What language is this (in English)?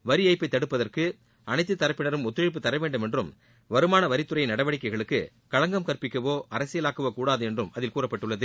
Tamil